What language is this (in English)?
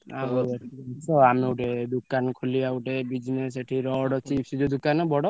Odia